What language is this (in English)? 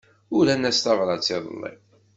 Kabyle